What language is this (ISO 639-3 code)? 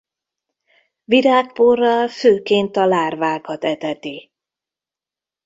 hun